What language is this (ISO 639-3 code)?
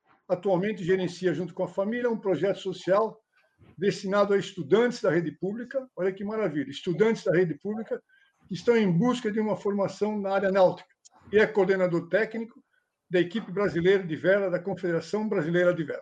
por